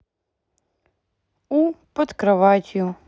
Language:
Russian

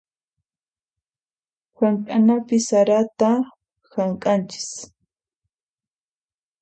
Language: Puno Quechua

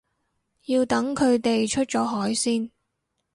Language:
Cantonese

